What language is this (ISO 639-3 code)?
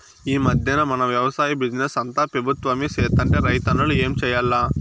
tel